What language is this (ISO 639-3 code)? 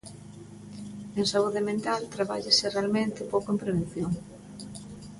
glg